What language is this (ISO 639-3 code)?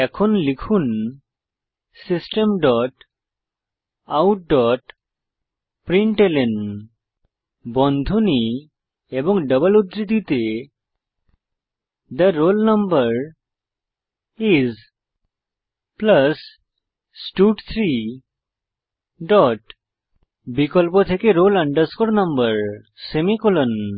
ben